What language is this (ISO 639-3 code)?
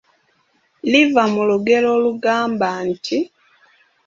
lug